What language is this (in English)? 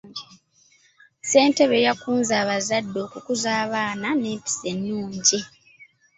Ganda